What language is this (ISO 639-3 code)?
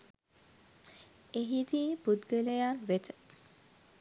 sin